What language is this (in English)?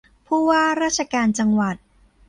Thai